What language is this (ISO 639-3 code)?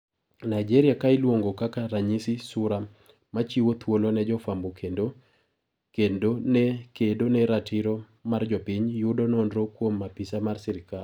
luo